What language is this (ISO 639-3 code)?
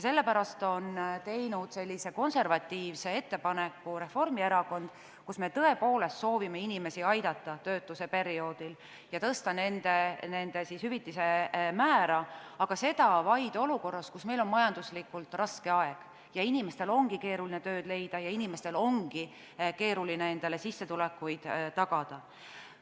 est